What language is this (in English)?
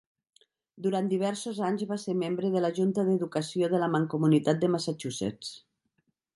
Catalan